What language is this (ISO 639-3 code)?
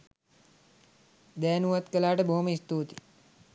sin